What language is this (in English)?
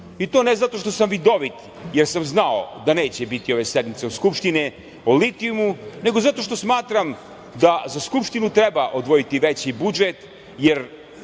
Serbian